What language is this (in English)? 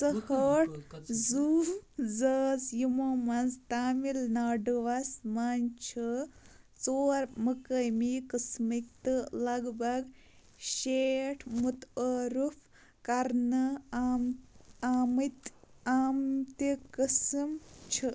Kashmiri